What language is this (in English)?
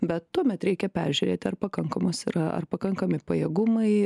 Lithuanian